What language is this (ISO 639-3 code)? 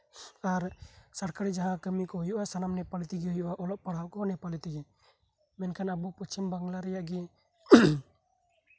sat